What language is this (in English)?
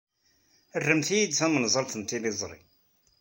Kabyle